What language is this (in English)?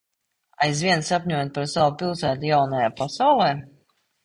Latvian